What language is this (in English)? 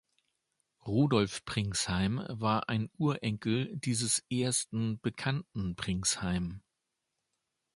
German